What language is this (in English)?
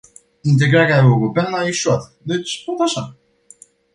Romanian